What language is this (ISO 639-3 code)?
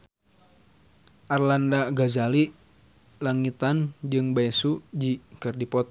sun